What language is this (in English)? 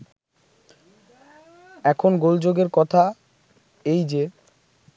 Bangla